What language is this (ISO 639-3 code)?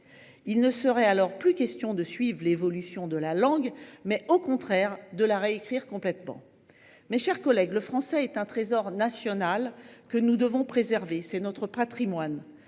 fra